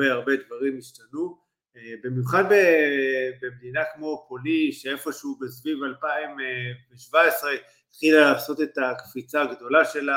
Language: Hebrew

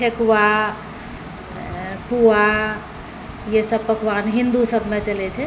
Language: Maithili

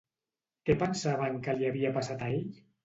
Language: Catalan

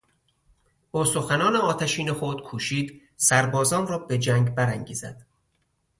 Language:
Persian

